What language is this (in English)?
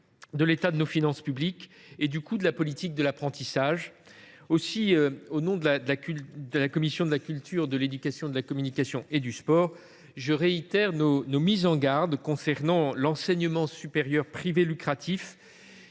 French